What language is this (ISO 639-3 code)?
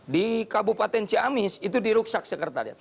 ind